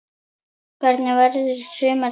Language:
Icelandic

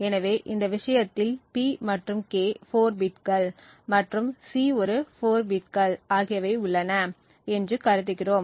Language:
Tamil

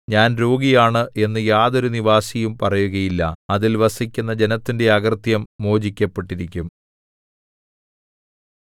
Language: Malayalam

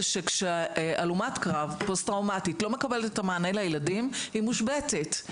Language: Hebrew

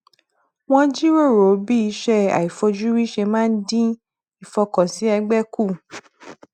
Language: Yoruba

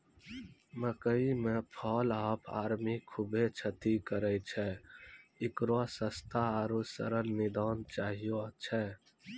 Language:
Maithili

